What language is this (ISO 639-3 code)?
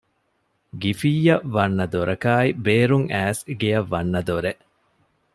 div